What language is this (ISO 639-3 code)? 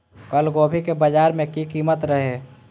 mai